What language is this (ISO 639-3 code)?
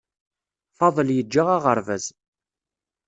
kab